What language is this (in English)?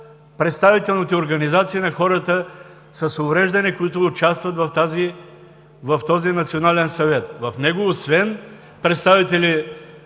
Bulgarian